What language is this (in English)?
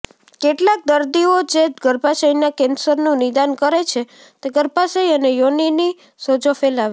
Gujarati